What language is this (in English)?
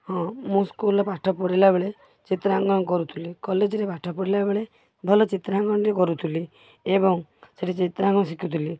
Odia